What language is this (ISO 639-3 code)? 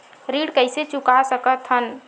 hne